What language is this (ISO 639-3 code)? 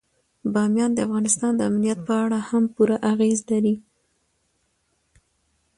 pus